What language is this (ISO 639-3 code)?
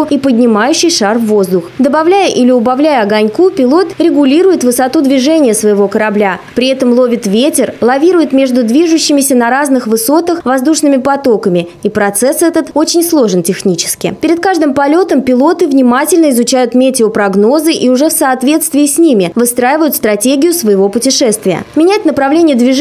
rus